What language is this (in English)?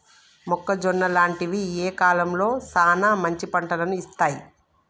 Telugu